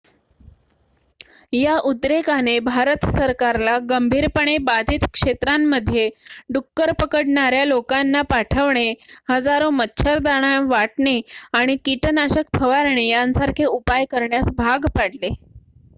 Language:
Marathi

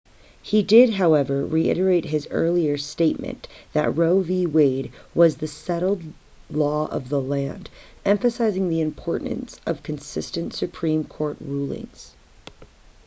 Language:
English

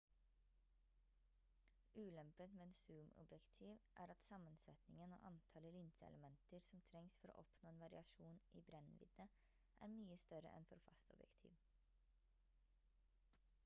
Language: Norwegian Bokmål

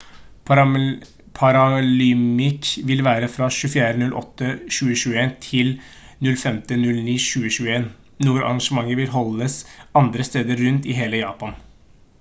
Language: Norwegian Bokmål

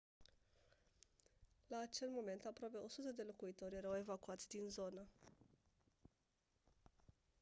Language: Romanian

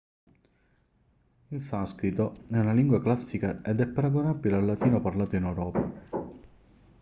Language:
Italian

